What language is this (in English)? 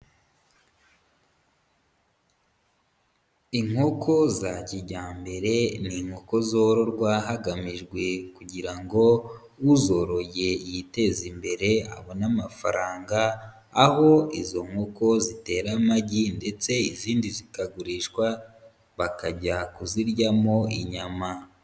Kinyarwanda